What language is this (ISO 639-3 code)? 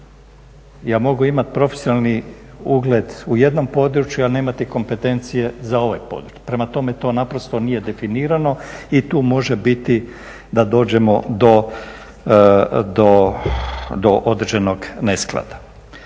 hrv